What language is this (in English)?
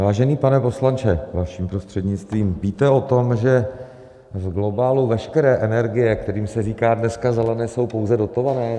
Czech